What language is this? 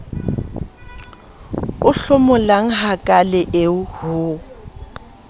Southern Sotho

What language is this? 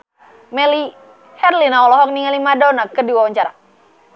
Sundanese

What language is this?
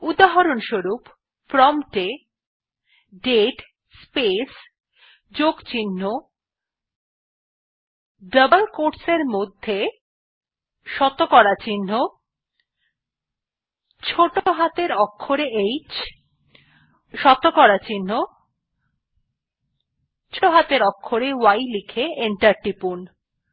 Bangla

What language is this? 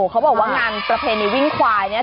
Thai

